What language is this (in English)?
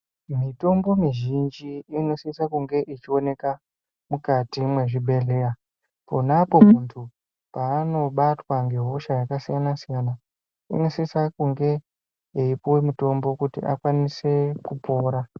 Ndau